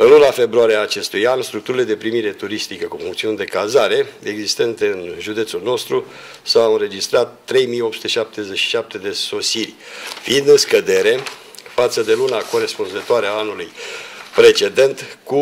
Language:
Romanian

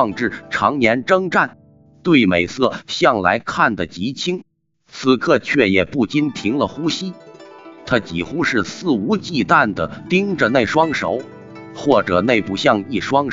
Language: Chinese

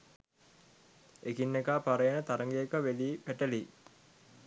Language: Sinhala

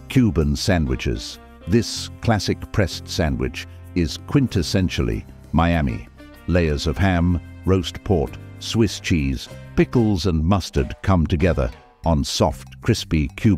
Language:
English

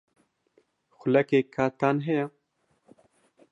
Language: Central Kurdish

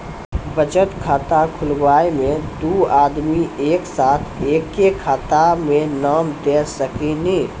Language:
Maithili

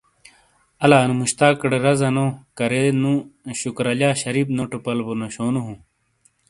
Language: Shina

